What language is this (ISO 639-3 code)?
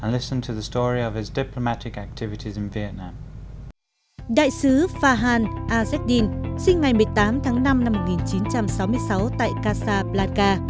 vie